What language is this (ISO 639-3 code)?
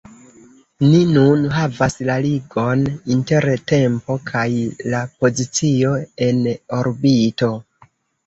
epo